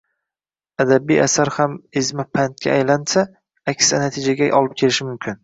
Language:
Uzbek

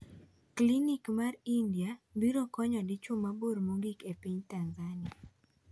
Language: Luo (Kenya and Tanzania)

